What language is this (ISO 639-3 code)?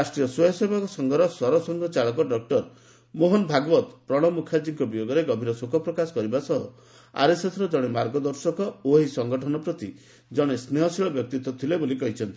ori